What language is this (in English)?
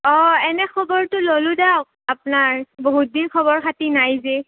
Assamese